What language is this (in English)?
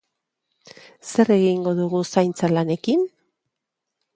Basque